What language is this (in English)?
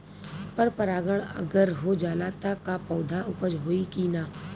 Bhojpuri